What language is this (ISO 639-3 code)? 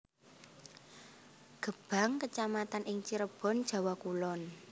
jav